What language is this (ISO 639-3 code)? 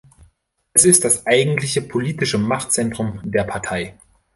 deu